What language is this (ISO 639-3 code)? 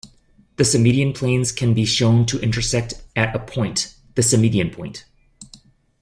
eng